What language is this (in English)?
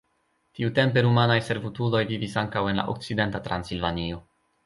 Esperanto